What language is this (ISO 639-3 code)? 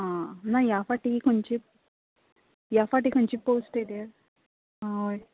kok